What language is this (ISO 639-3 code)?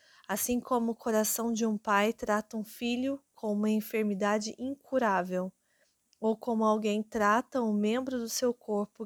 por